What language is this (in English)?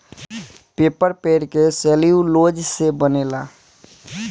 Bhojpuri